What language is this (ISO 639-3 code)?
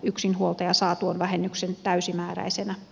fin